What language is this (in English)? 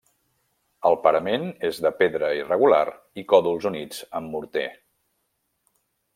Catalan